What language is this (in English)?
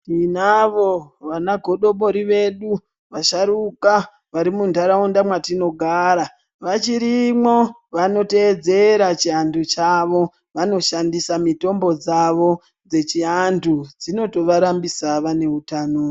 Ndau